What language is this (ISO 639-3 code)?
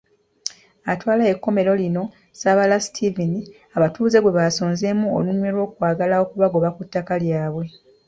lug